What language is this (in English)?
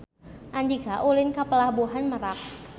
Sundanese